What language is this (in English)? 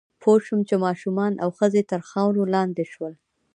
Pashto